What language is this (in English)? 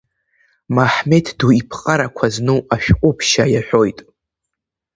Abkhazian